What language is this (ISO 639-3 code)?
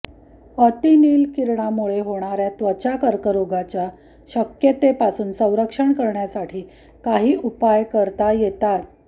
mar